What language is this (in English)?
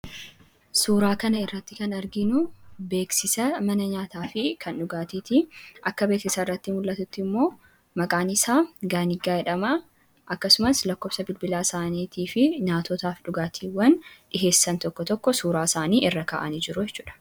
Oromo